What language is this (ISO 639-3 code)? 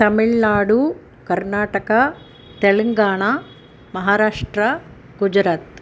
san